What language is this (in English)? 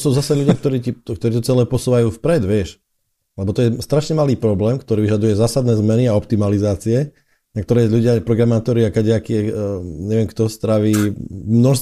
Slovak